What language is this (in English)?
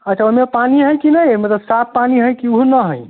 Maithili